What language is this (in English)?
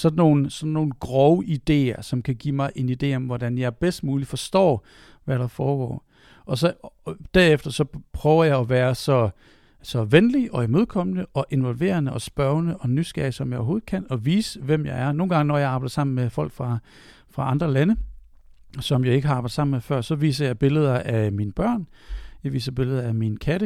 Danish